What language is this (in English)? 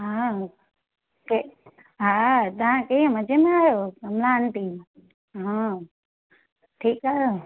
Sindhi